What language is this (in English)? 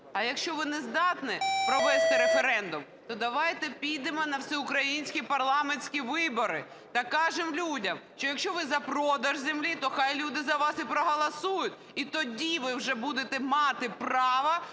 Ukrainian